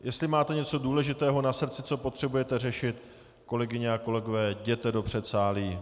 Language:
Czech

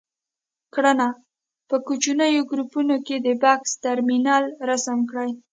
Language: Pashto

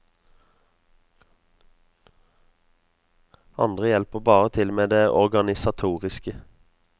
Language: Norwegian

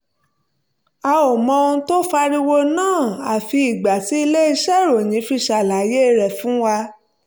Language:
Yoruba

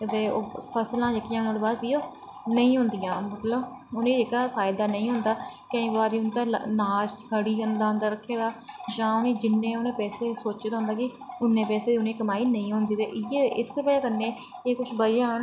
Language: Dogri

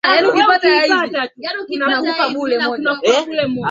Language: Swahili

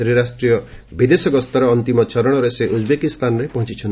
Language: Odia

